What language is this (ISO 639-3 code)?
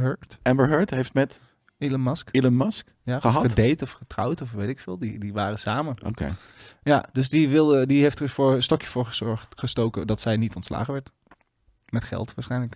nld